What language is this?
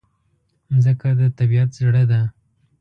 Pashto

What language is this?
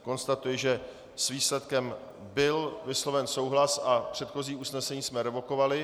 Czech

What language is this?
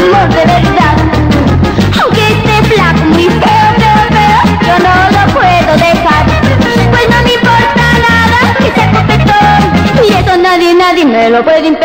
Italian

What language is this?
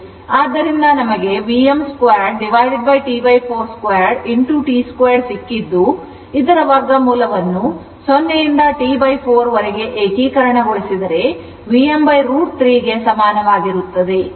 Kannada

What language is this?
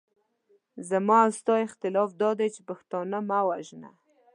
Pashto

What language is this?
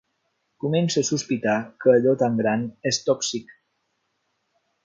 Catalan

